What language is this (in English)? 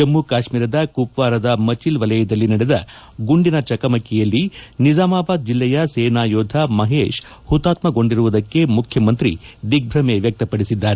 Kannada